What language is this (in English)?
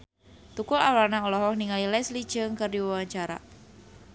Sundanese